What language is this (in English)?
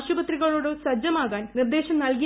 Malayalam